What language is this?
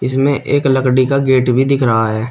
Hindi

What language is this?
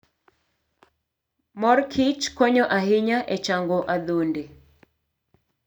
Luo (Kenya and Tanzania)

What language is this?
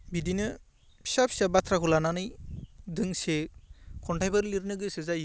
Bodo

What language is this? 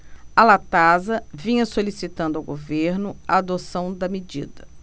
Portuguese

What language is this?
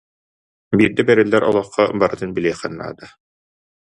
Yakut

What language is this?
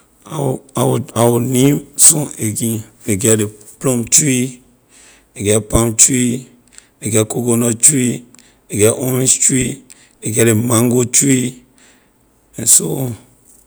Liberian English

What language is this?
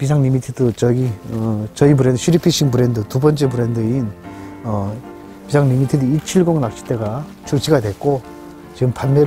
Korean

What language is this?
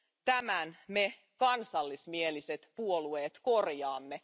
Finnish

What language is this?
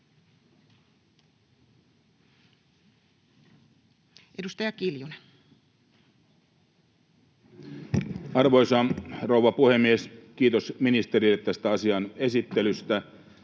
Finnish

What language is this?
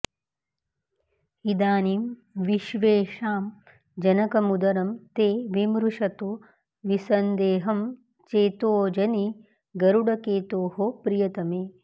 Sanskrit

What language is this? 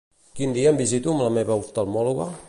Catalan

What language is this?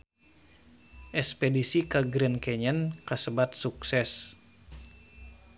Sundanese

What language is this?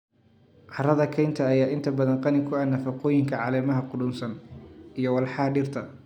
Somali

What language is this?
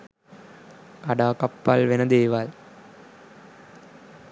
Sinhala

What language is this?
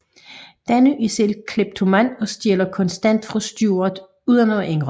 Danish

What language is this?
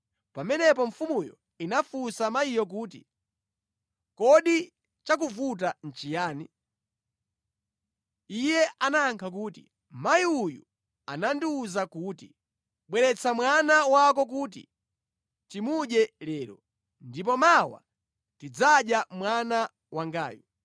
Nyanja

